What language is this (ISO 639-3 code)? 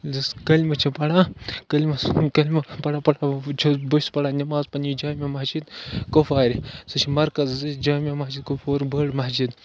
kas